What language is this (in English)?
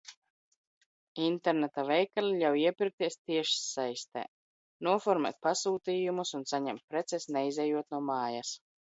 Latvian